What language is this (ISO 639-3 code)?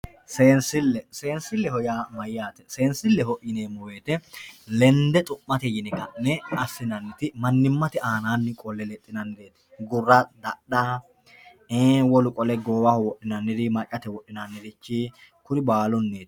sid